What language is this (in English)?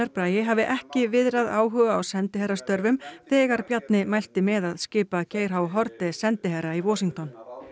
Icelandic